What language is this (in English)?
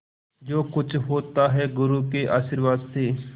Hindi